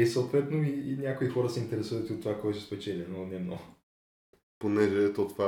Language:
Bulgarian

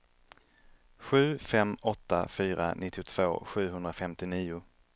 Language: Swedish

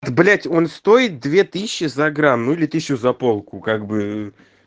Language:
Russian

